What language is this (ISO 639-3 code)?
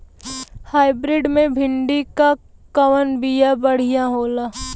bho